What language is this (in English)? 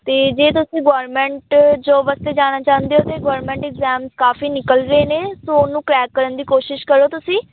Punjabi